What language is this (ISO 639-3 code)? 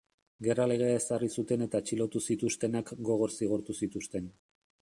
eus